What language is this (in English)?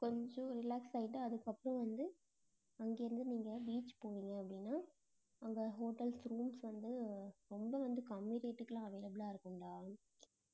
Tamil